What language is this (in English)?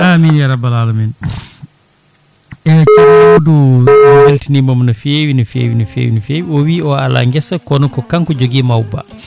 Fula